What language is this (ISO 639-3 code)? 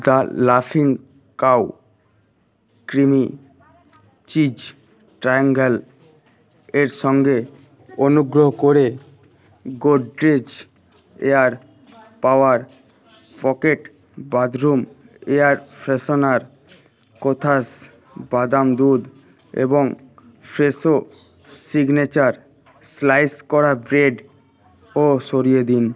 ben